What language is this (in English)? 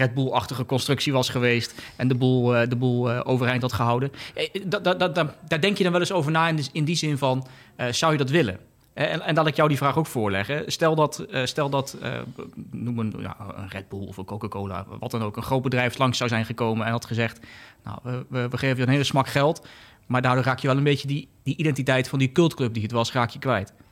Dutch